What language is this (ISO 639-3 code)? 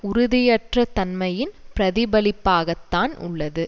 tam